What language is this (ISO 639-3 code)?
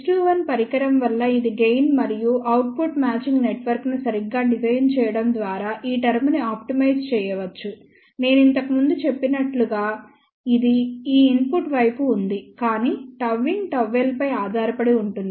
tel